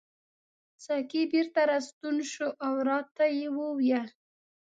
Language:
Pashto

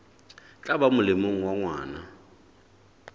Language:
Southern Sotho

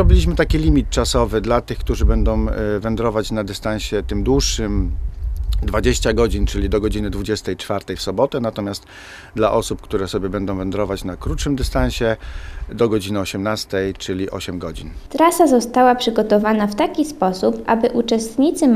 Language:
Polish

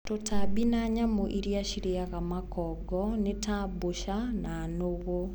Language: Kikuyu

